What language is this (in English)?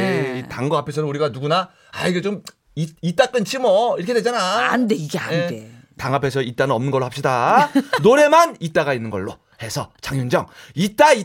Korean